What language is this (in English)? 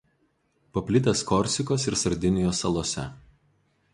Lithuanian